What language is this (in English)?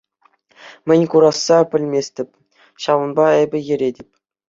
Chuvash